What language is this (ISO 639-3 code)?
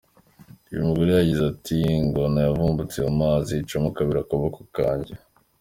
kin